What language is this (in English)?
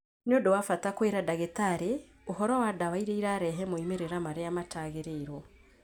Kikuyu